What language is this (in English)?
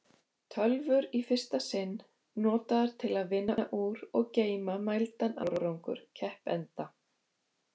Icelandic